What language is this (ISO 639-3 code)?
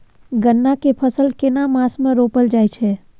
mai